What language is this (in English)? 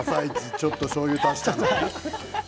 Japanese